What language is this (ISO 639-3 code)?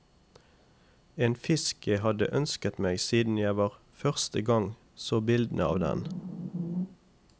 nor